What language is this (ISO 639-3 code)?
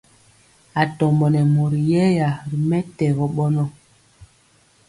mcx